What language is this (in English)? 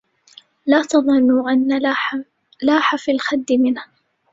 Arabic